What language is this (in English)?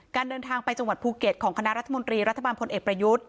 Thai